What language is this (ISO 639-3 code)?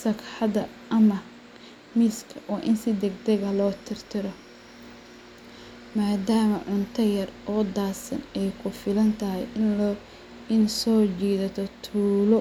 som